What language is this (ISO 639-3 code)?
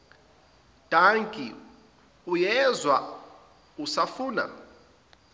zul